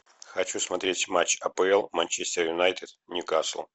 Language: Russian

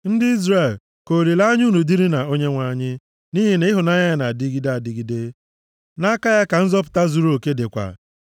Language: Igbo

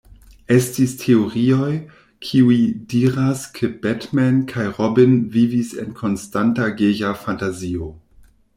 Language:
Esperanto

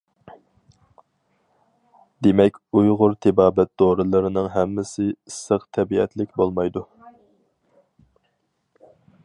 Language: Uyghur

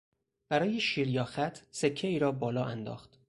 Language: Persian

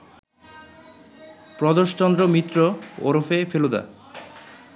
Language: Bangla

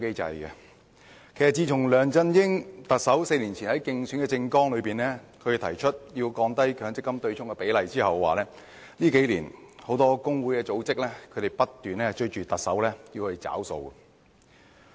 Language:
Cantonese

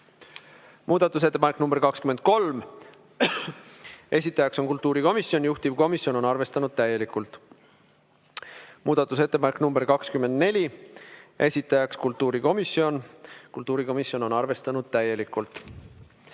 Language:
Estonian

